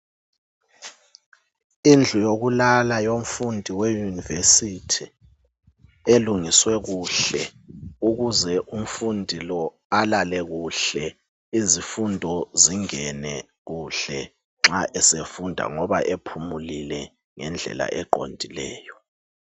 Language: North Ndebele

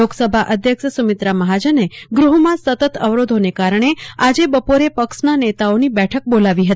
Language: Gujarati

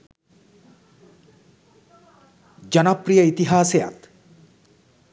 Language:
Sinhala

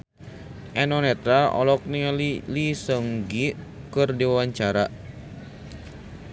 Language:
Sundanese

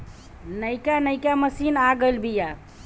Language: Bhojpuri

